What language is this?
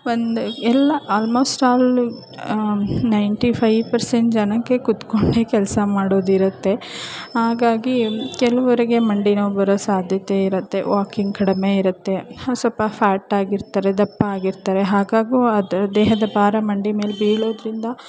Kannada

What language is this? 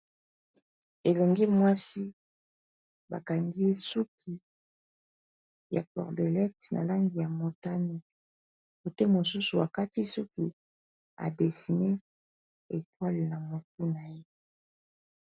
Lingala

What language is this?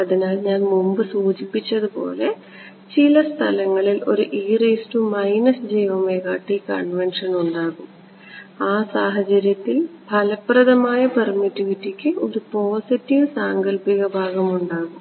Malayalam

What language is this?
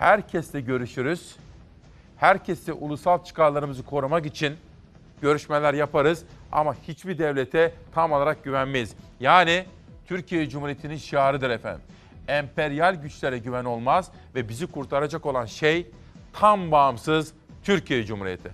Turkish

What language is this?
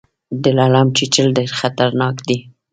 Pashto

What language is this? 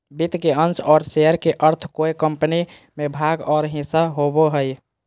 Magahi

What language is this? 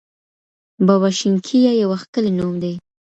Pashto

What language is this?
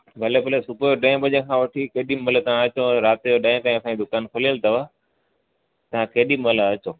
Sindhi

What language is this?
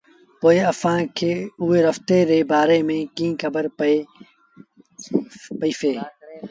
Sindhi Bhil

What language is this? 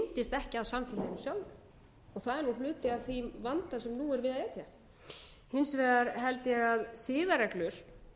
Icelandic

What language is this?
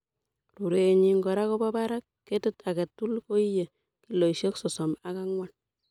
Kalenjin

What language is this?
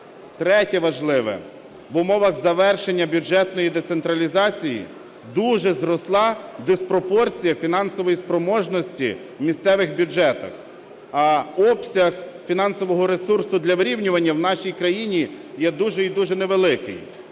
Ukrainian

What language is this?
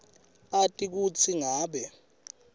Swati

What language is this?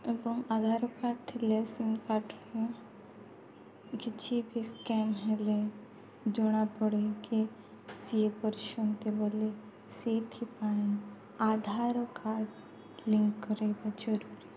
Odia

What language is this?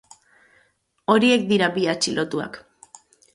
Basque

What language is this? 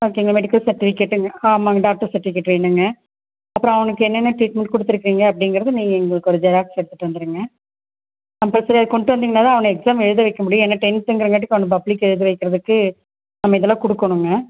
Tamil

